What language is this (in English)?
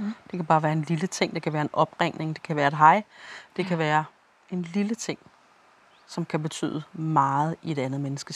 Danish